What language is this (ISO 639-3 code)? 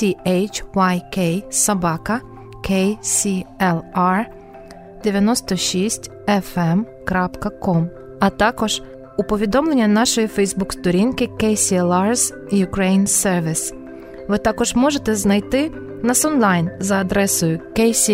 ukr